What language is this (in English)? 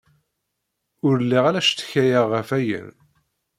Kabyle